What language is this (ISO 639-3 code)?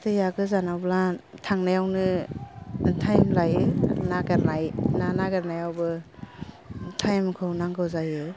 brx